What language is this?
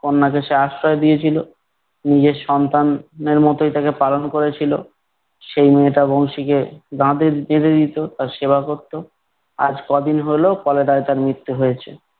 Bangla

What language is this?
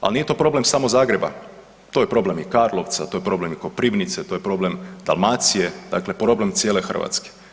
Croatian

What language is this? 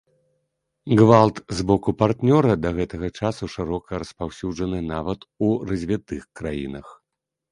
Belarusian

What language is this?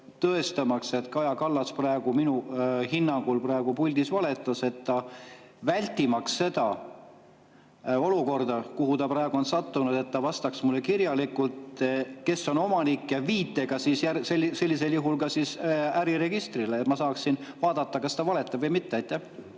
Estonian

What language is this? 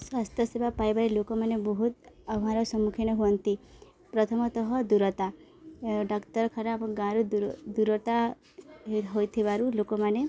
Odia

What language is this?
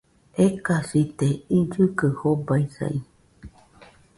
Nüpode Huitoto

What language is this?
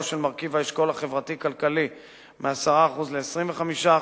Hebrew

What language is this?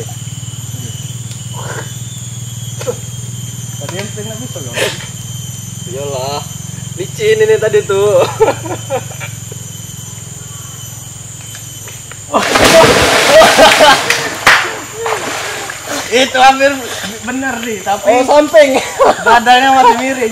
Indonesian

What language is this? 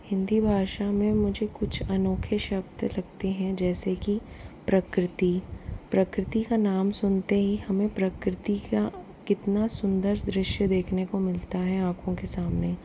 Hindi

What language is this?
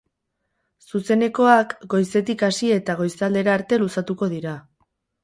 Basque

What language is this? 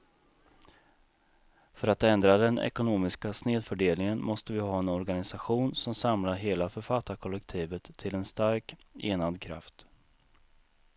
Swedish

